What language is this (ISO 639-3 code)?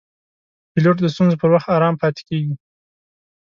pus